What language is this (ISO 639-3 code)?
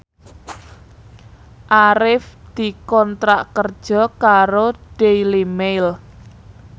jav